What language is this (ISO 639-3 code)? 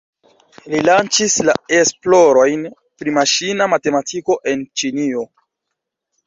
epo